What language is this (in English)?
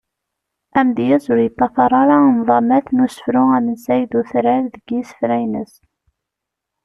Kabyle